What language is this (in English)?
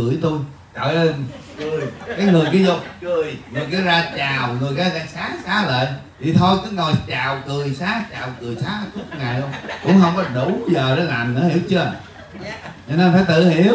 Vietnamese